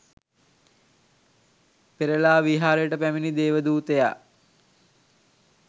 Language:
Sinhala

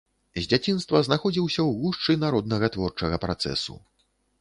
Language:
Belarusian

